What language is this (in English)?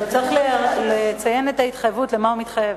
Hebrew